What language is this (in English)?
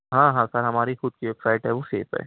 Urdu